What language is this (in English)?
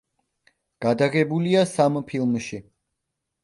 Georgian